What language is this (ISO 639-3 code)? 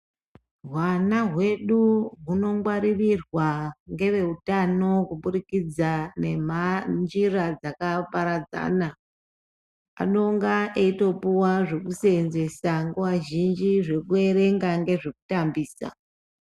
ndc